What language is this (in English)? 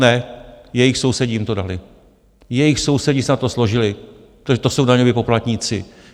Czech